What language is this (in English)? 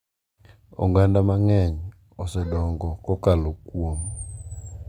Luo (Kenya and Tanzania)